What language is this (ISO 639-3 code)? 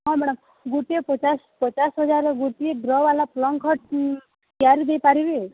ori